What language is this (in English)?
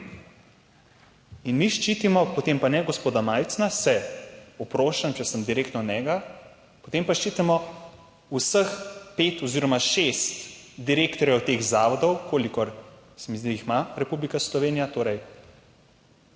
Slovenian